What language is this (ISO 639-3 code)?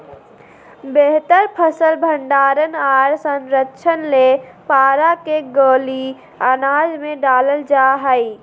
mag